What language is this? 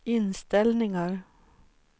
Swedish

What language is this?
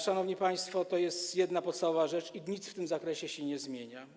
Polish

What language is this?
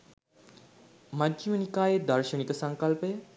Sinhala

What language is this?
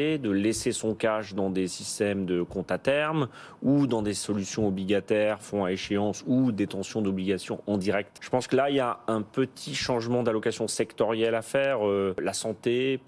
French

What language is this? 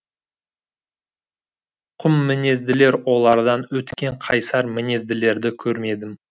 Kazakh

